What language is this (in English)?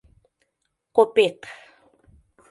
Mari